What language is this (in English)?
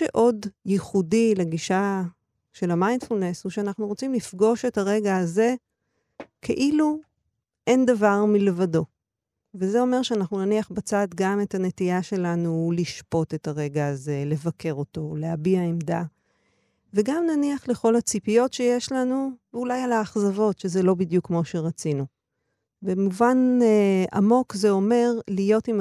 Hebrew